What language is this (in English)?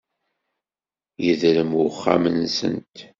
Kabyle